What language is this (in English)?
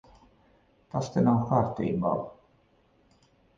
Latvian